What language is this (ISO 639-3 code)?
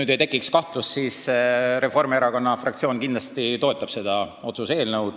est